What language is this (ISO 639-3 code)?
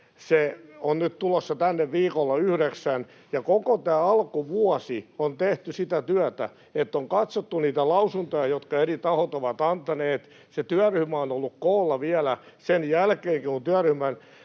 fin